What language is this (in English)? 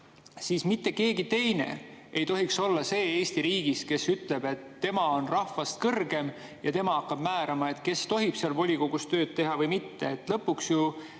Estonian